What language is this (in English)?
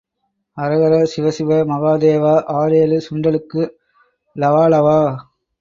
Tamil